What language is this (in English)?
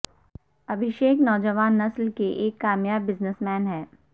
Urdu